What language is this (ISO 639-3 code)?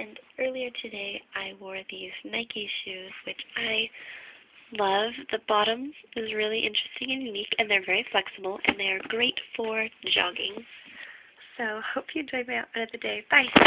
eng